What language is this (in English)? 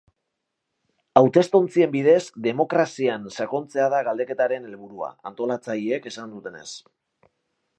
Basque